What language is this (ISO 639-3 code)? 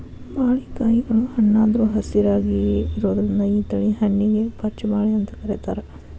kan